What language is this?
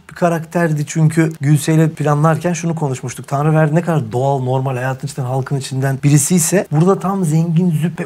Turkish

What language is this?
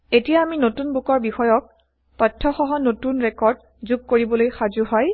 Assamese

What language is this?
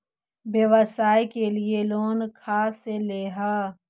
Magahi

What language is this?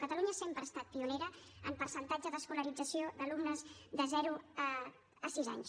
Catalan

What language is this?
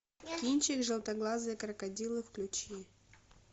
Russian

